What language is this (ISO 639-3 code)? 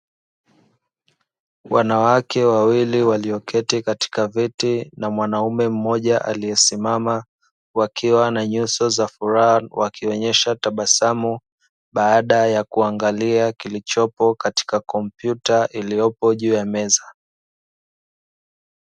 swa